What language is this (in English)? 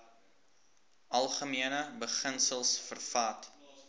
Afrikaans